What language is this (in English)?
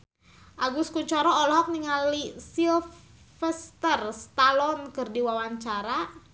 Sundanese